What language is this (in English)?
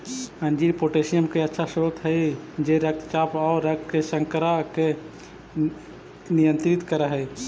Magahi